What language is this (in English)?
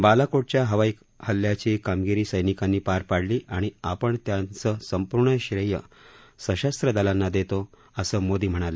Marathi